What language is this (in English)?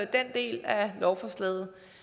Danish